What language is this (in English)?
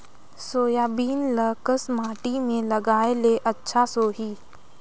Chhattisgarhi